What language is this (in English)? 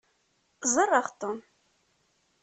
Kabyle